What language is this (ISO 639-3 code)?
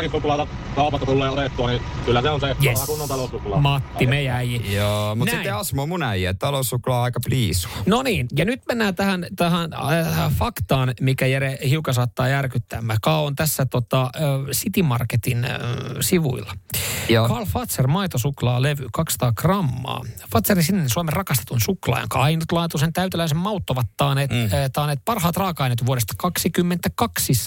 fin